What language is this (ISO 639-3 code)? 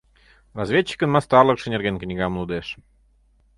chm